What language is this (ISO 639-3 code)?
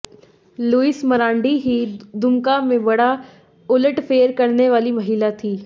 hin